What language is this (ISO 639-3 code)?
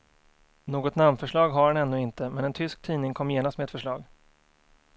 swe